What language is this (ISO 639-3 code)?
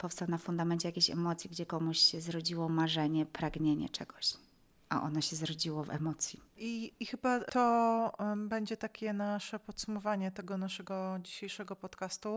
pol